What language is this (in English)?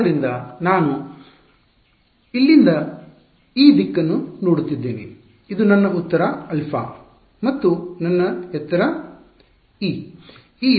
Kannada